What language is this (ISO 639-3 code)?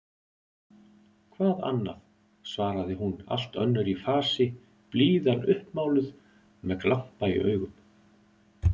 isl